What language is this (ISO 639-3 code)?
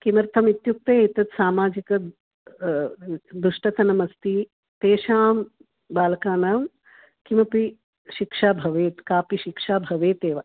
san